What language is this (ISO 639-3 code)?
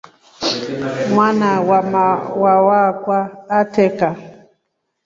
rof